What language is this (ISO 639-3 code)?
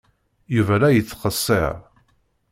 kab